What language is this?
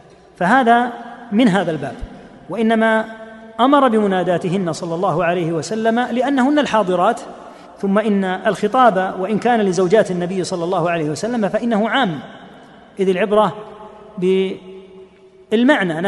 Arabic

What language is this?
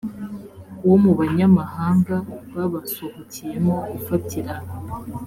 Kinyarwanda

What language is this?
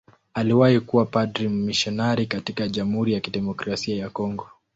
Swahili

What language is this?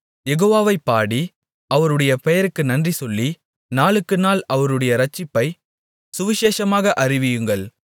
Tamil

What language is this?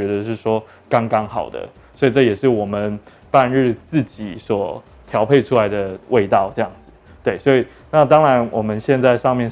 Chinese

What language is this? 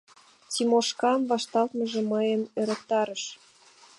Mari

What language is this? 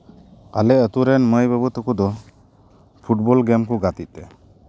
Santali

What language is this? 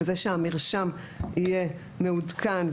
Hebrew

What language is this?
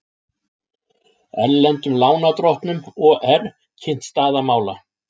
Icelandic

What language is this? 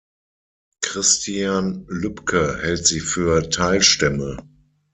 German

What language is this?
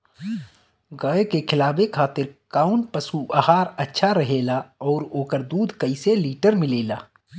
Bhojpuri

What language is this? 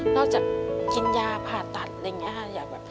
Thai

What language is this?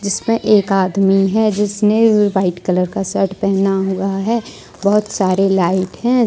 Hindi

